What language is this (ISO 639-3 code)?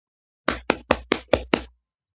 kat